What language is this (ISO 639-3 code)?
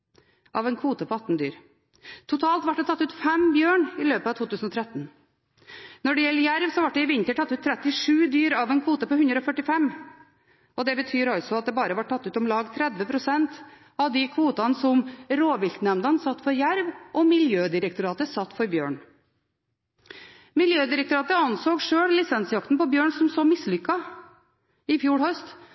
nob